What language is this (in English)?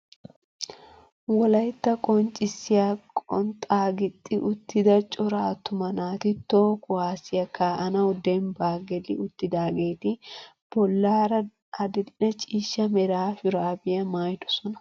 Wolaytta